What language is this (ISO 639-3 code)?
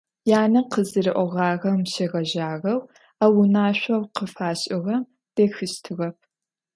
ady